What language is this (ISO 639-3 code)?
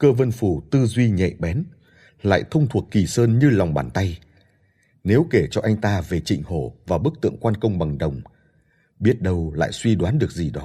vie